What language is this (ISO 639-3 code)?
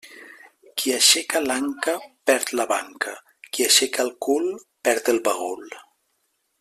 cat